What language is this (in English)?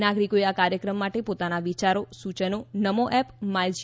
Gujarati